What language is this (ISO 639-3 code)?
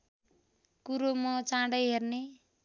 nep